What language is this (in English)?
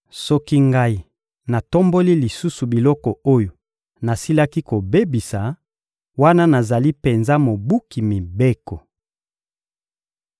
Lingala